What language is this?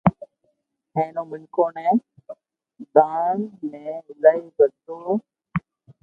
Loarki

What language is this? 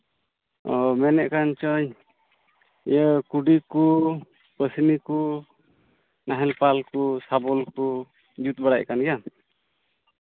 Santali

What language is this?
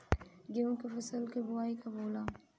Bhojpuri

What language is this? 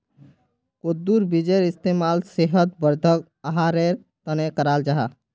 Magahi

